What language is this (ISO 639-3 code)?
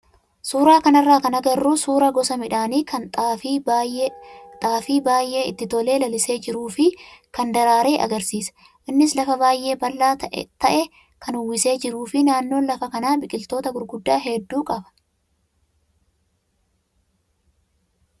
orm